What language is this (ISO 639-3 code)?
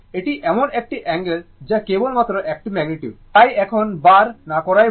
ben